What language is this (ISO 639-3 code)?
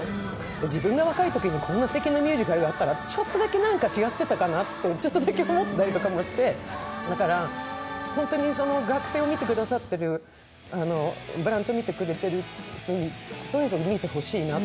jpn